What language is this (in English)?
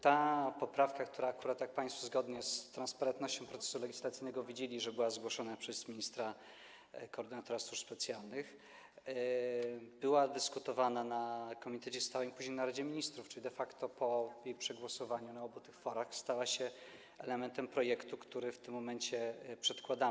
Polish